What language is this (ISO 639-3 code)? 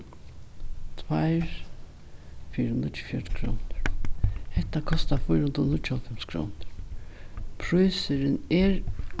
fao